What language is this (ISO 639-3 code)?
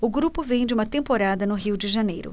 por